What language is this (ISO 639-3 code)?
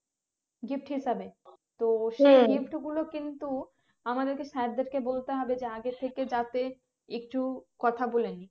ben